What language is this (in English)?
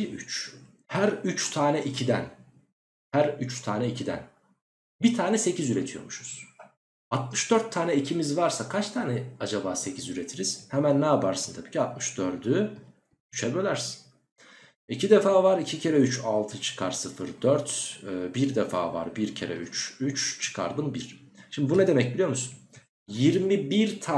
Turkish